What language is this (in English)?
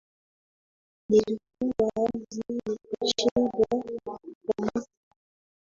Swahili